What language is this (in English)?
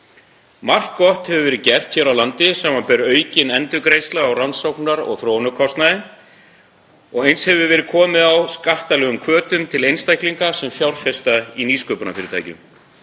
Icelandic